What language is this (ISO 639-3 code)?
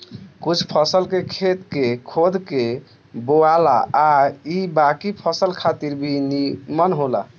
bho